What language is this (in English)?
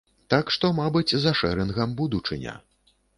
Belarusian